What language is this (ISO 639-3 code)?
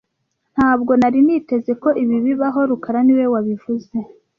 kin